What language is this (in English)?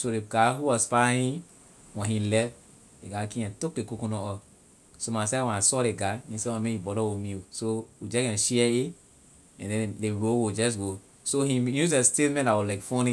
Liberian English